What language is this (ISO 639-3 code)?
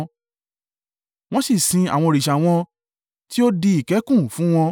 yor